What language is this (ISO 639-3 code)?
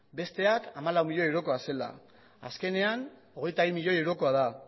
eus